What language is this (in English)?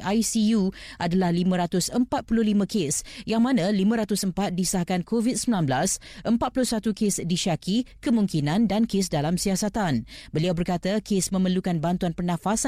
Malay